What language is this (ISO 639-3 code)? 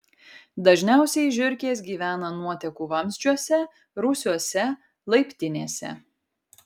lit